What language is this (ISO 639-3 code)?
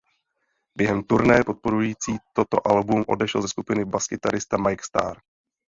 ces